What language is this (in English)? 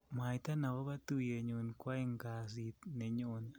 Kalenjin